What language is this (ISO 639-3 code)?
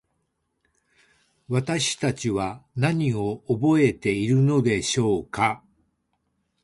jpn